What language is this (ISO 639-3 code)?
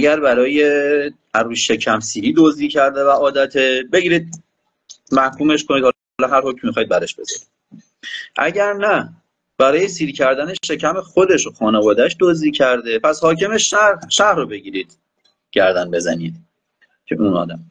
fas